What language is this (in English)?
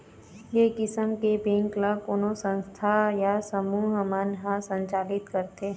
Chhattisgarhi